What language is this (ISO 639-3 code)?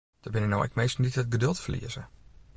fry